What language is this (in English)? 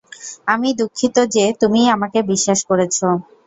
Bangla